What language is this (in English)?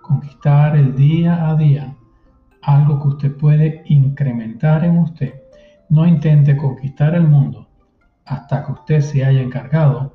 Spanish